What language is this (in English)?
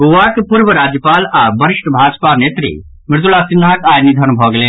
Maithili